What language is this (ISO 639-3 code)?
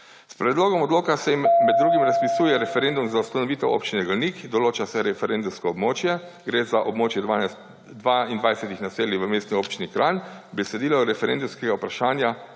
slv